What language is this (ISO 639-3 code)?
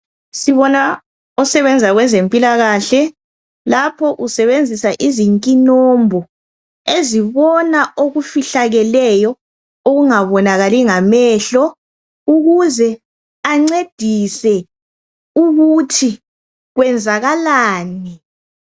nde